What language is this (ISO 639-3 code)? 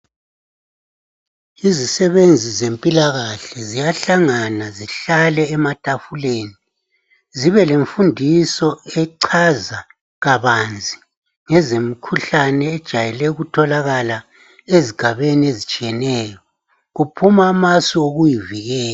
nde